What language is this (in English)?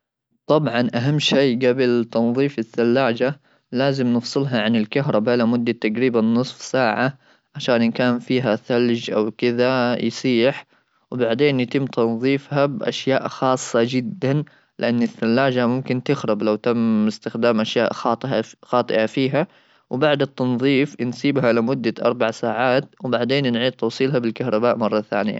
Gulf Arabic